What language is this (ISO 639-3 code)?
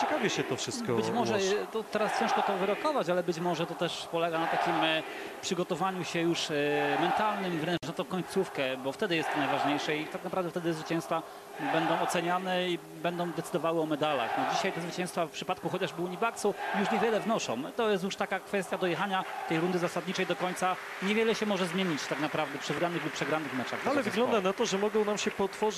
pol